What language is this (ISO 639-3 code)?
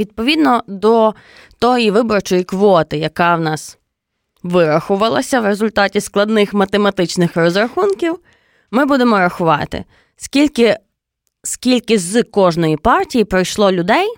ukr